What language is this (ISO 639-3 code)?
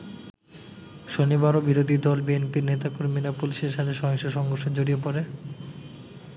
ben